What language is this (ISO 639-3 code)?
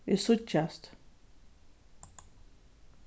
fao